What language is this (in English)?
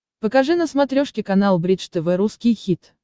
Russian